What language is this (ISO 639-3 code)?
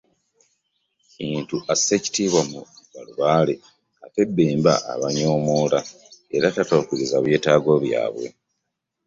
lug